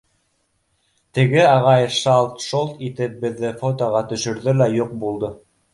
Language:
Bashkir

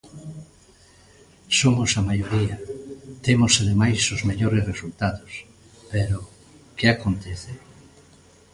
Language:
Galician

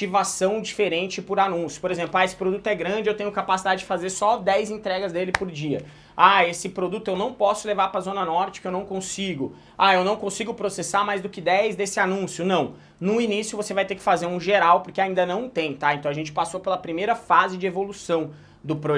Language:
Portuguese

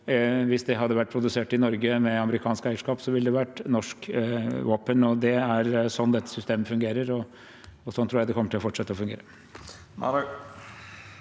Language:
Norwegian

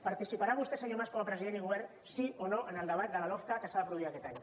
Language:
Catalan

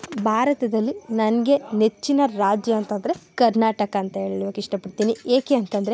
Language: Kannada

